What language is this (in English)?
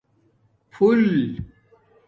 Domaaki